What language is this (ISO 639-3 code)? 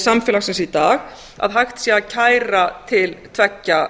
isl